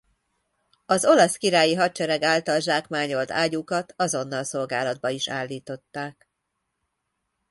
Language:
Hungarian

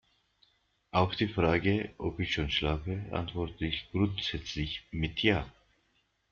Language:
German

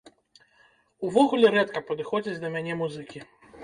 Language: Belarusian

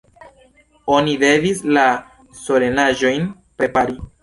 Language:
Esperanto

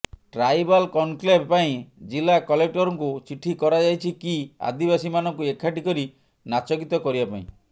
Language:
Odia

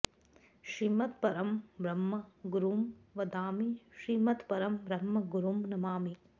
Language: Sanskrit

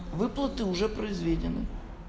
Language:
Russian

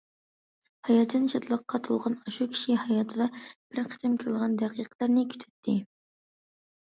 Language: Uyghur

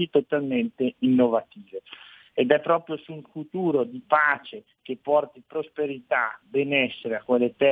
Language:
Italian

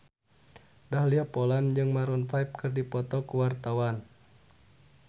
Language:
Sundanese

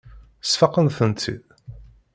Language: Kabyle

